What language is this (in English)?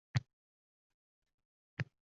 Uzbek